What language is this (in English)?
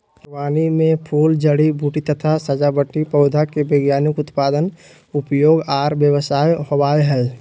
Magahi